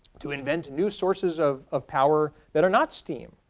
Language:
English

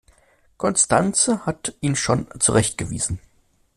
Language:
German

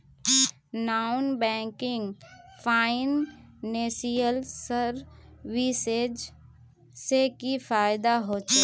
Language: Magahi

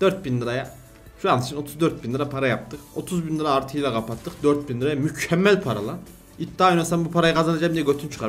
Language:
Turkish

